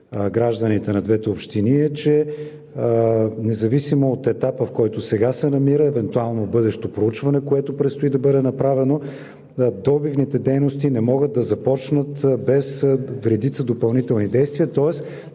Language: Bulgarian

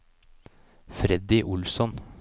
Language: Norwegian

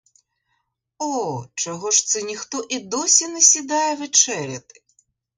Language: Ukrainian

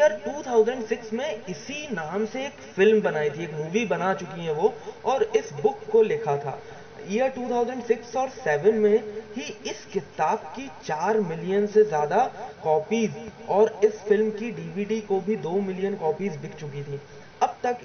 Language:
Hindi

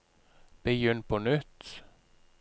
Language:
Norwegian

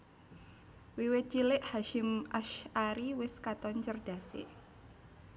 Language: Javanese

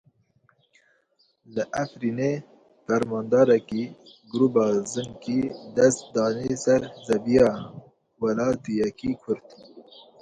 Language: Kurdish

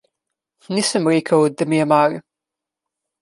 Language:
Slovenian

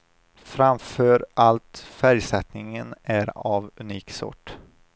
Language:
Swedish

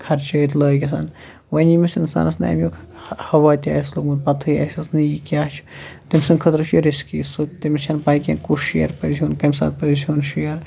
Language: Kashmiri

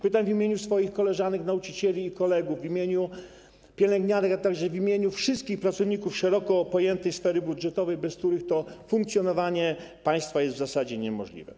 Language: Polish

